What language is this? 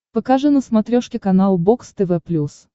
Russian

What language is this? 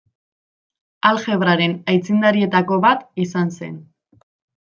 Basque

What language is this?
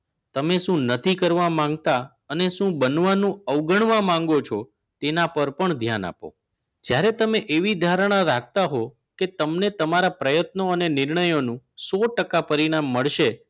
Gujarati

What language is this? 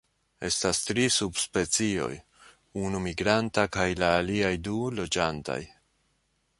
Esperanto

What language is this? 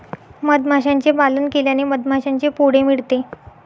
Marathi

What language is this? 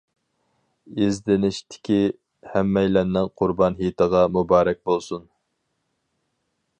Uyghur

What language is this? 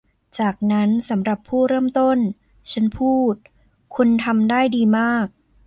Thai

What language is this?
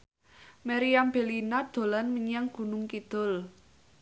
Javanese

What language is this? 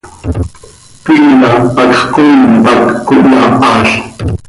Seri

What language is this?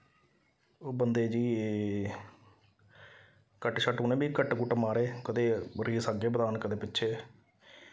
Dogri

